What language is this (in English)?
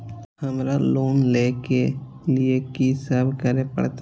Maithili